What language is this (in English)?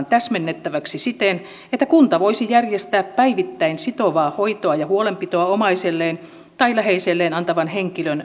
Finnish